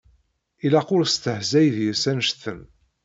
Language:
Kabyle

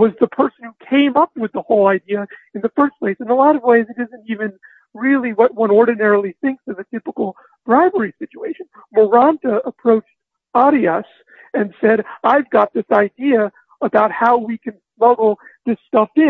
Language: English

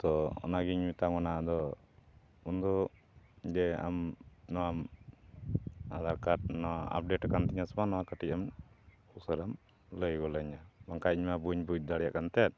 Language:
Santali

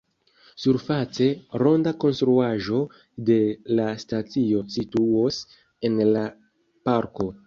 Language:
Esperanto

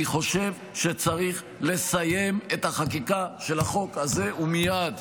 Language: Hebrew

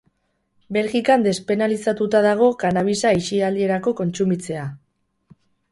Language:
Basque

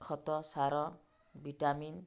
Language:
Odia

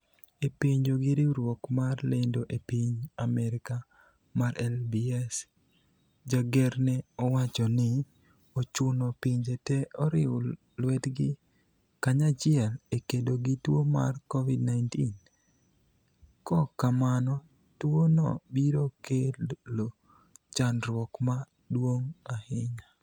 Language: Luo (Kenya and Tanzania)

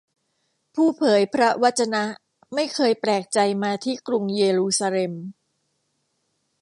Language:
Thai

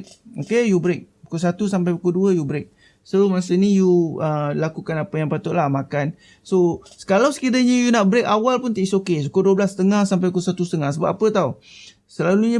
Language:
Malay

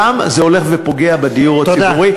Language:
Hebrew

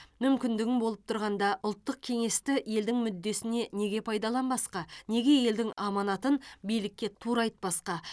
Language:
Kazakh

